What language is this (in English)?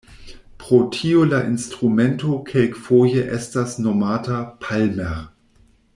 Esperanto